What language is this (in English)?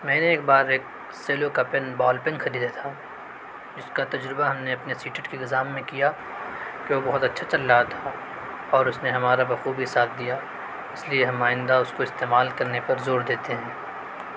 Urdu